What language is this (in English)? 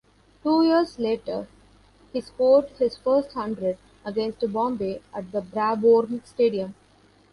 English